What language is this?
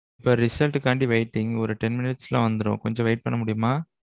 Tamil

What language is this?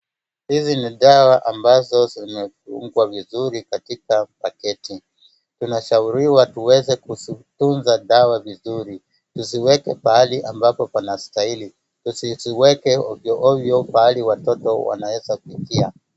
Swahili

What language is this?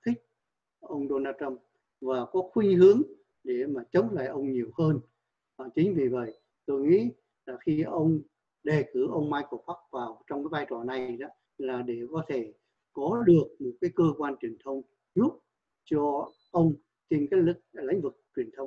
Vietnamese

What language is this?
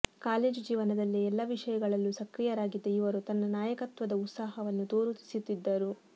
Kannada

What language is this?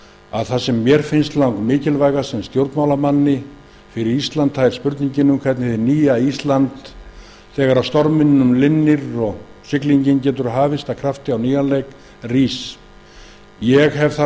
Icelandic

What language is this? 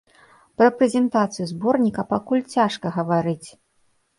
Belarusian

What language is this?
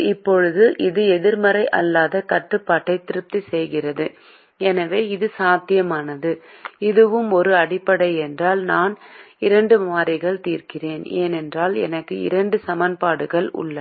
Tamil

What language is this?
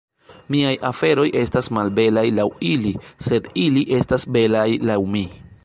Esperanto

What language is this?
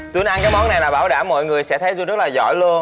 Vietnamese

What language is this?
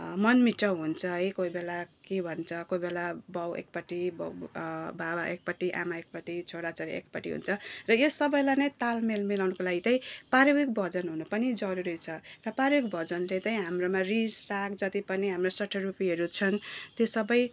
Nepali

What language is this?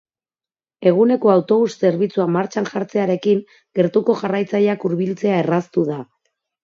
Basque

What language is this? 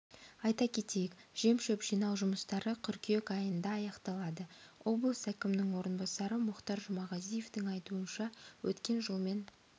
Kazakh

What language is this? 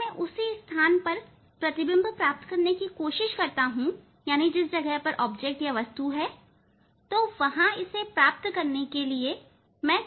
Hindi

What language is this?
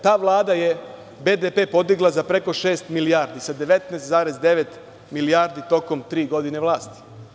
Serbian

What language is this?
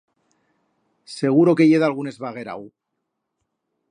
Aragonese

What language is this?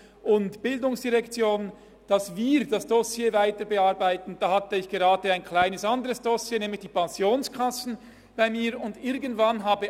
Swiss German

